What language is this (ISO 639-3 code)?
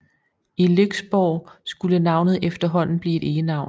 dan